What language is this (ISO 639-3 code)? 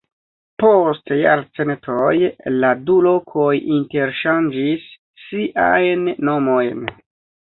epo